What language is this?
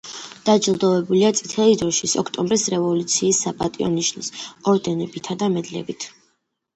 Georgian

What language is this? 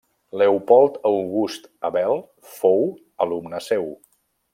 Catalan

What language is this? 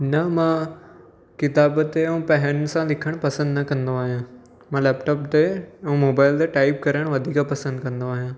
Sindhi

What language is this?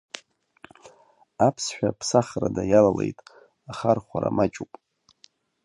Abkhazian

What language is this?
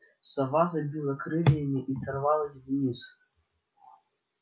Russian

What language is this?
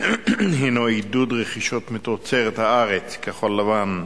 Hebrew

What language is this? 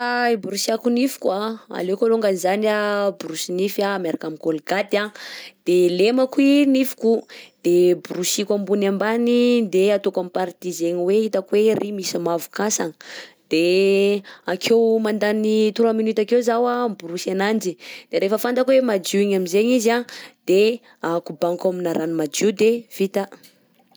Southern Betsimisaraka Malagasy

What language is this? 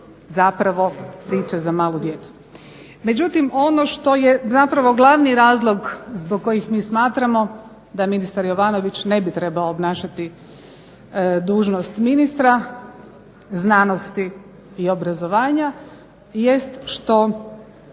Croatian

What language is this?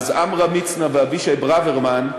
Hebrew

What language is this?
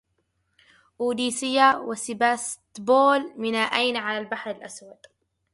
Arabic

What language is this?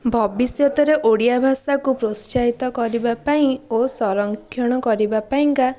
Odia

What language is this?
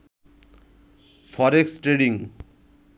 Bangla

